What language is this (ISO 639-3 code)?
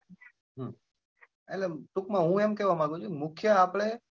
guj